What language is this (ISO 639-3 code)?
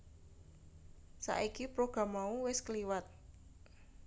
jav